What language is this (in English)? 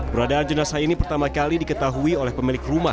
Indonesian